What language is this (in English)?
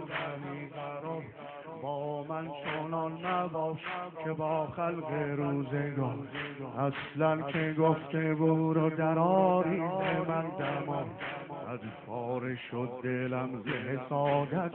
Persian